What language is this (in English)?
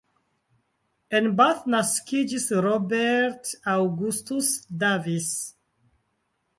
Esperanto